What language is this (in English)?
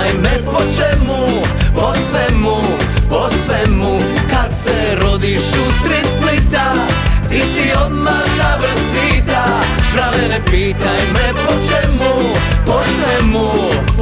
Croatian